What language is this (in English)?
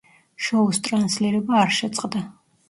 Georgian